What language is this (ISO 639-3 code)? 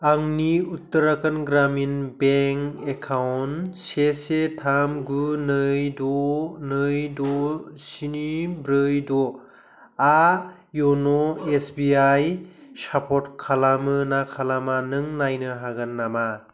brx